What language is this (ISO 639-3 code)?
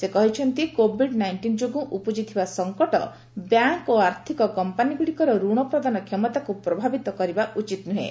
ori